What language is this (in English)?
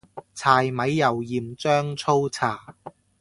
Cantonese